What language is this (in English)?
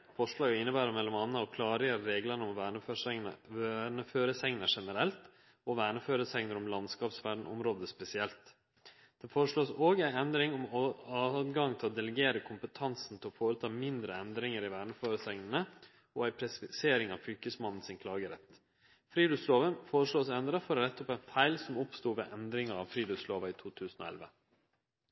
Norwegian Nynorsk